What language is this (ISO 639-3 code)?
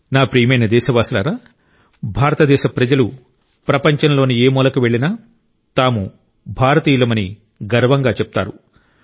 tel